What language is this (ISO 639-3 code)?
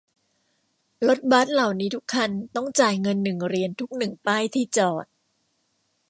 tha